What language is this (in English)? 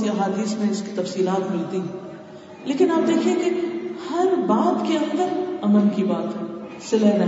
Urdu